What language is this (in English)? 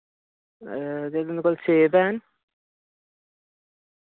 Dogri